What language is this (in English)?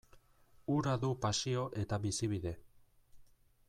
Basque